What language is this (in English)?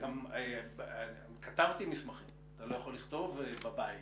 Hebrew